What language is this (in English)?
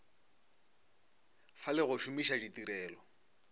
Northern Sotho